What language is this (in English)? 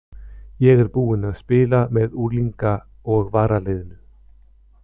Icelandic